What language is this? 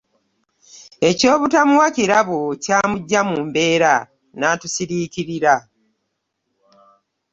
Ganda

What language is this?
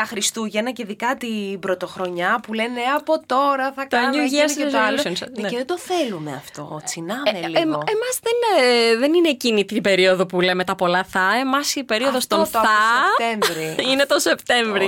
Greek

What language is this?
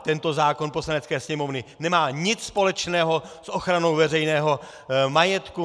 Czech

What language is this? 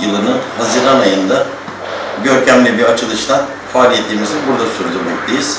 Turkish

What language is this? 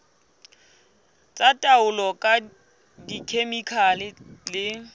Southern Sotho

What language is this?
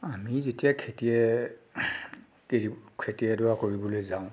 Assamese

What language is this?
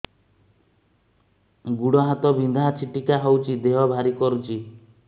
Odia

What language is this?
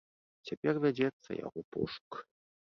Belarusian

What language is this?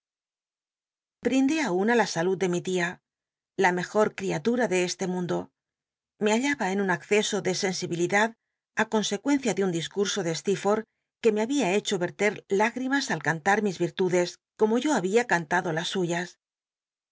Spanish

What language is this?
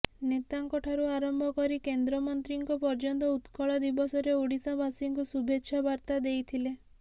Odia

